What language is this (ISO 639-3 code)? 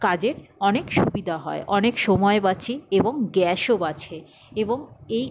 ben